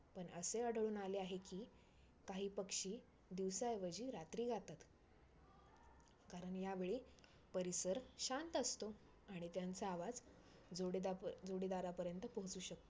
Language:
Marathi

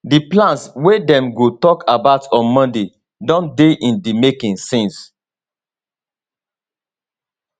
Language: Nigerian Pidgin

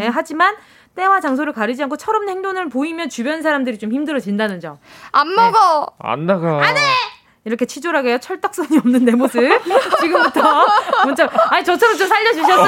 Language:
Korean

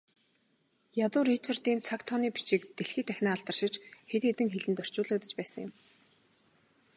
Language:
Mongolian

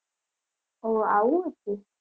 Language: Gujarati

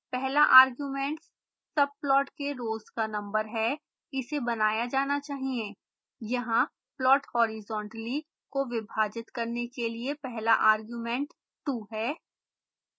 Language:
Hindi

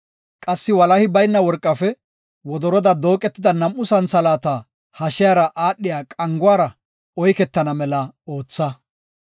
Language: Gofa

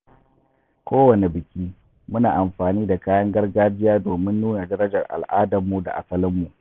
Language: Hausa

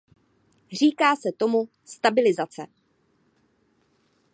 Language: Czech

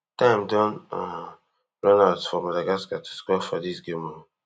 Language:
Nigerian Pidgin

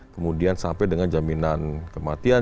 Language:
Indonesian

